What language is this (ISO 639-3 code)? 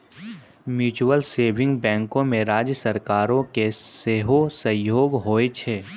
mai